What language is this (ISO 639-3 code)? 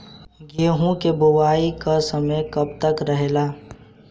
bho